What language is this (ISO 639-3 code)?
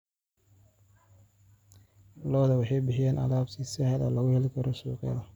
som